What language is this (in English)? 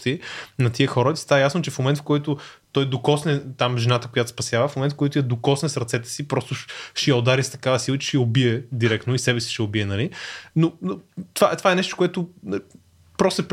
Bulgarian